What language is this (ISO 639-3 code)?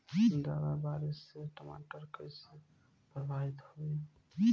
bho